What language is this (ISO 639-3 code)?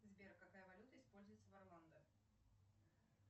rus